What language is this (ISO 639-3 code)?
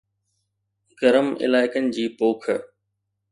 snd